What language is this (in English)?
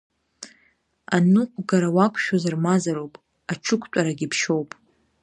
Abkhazian